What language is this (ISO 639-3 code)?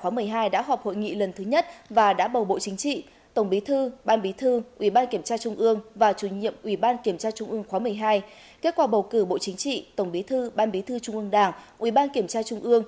vie